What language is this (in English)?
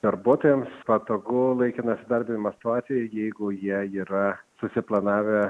Lithuanian